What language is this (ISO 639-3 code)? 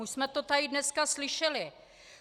ces